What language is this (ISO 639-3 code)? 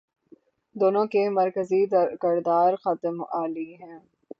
urd